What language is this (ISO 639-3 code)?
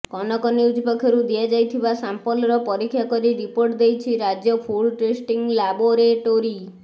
ori